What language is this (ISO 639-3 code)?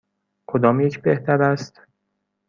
fas